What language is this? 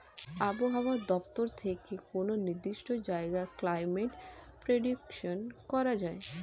Bangla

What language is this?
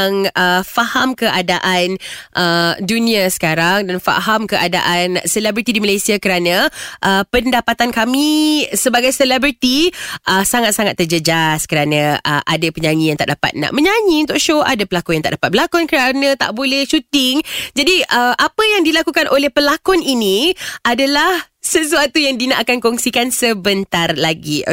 Malay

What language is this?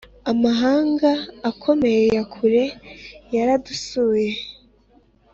Kinyarwanda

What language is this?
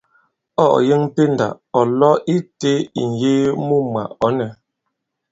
Bankon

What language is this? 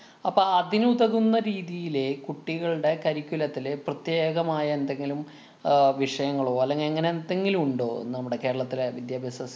Malayalam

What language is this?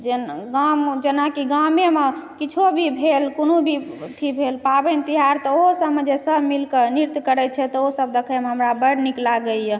Maithili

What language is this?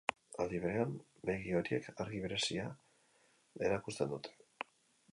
Basque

